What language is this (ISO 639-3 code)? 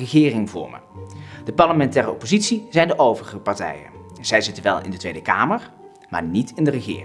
nld